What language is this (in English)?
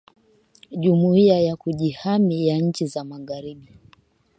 Swahili